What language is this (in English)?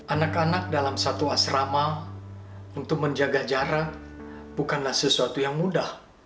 Indonesian